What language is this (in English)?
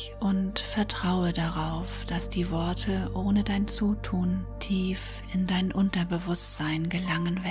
German